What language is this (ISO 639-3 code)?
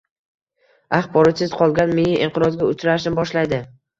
uzb